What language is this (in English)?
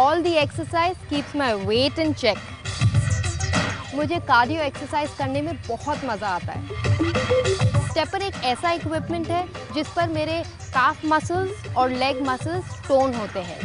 Russian